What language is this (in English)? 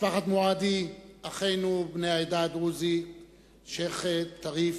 Hebrew